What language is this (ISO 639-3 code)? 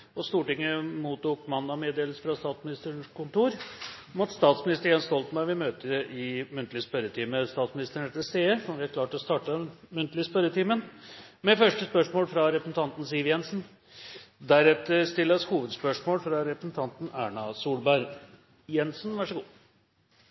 nor